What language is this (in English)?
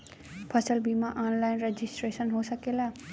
Bhojpuri